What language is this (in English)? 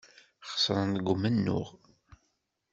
Kabyle